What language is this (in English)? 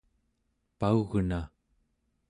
Central Yupik